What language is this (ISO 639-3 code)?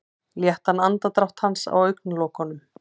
isl